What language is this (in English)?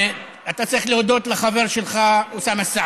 Hebrew